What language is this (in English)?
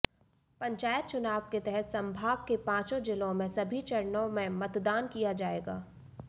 Hindi